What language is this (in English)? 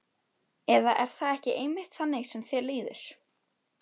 Icelandic